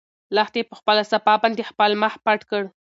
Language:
Pashto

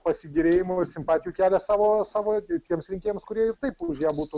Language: Lithuanian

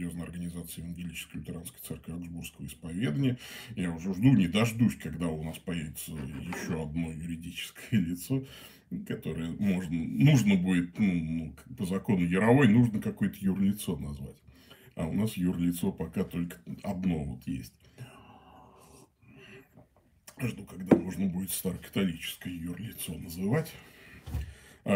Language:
Russian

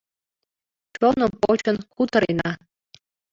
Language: Mari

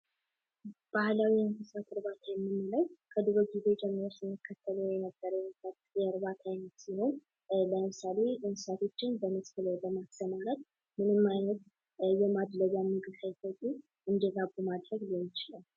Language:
Amharic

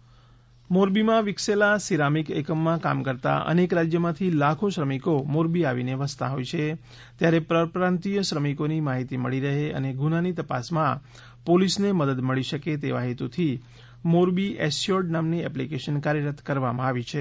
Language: Gujarati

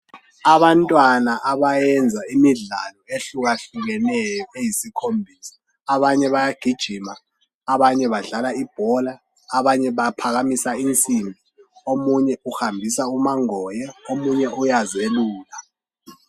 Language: North Ndebele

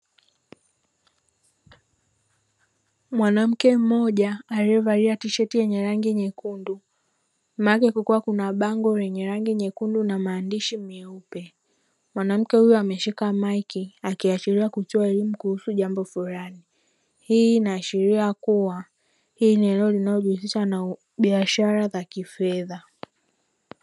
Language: Swahili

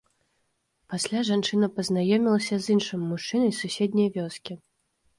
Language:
Belarusian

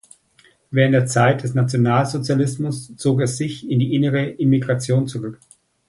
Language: German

